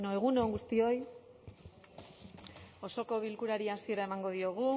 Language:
Basque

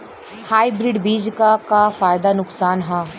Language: Bhojpuri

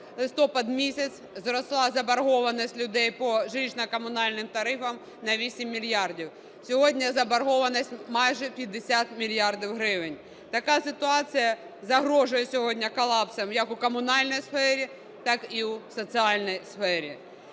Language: Ukrainian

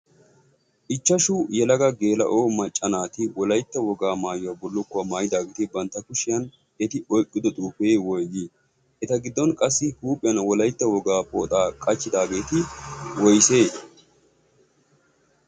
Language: Wolaytta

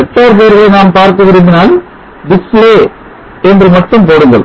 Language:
Tamil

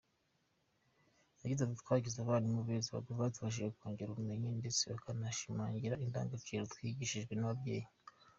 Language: Kinyarwanda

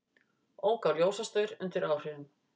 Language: Icelandic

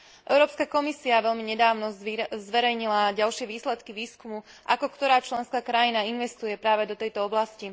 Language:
Slovak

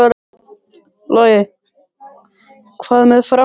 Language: Icelandic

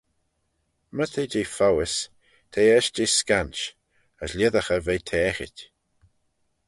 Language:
Manx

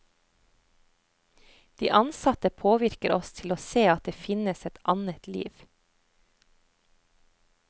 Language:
Norwegian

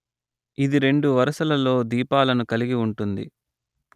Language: Telugu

